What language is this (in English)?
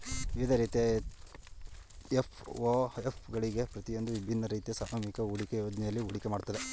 Kannada